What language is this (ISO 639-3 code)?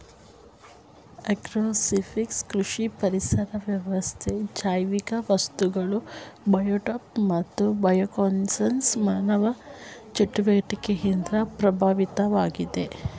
kan